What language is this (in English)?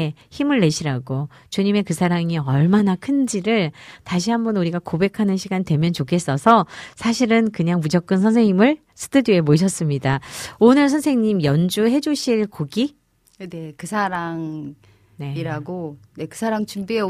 Korean